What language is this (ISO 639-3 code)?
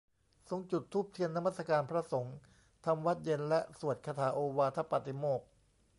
tha